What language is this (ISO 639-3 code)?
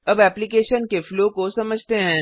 hin